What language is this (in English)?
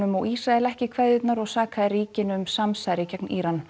Icelandic